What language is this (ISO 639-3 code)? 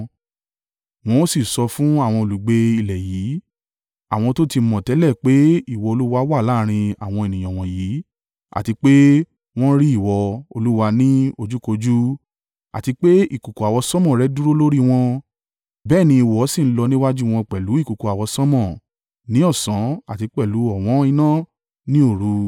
yor